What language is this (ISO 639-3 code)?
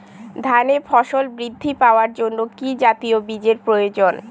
ben